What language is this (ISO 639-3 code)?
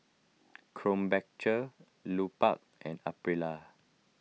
eng